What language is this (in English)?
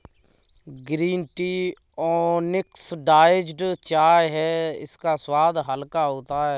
Hindi